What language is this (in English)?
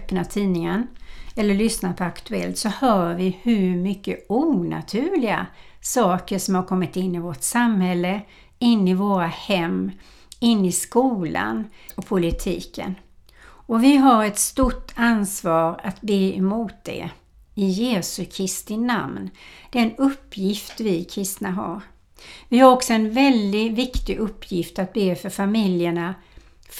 Swedish